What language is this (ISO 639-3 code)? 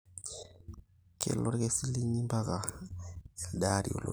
mas